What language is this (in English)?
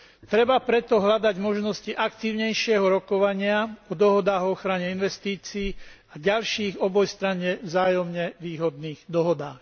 Slovak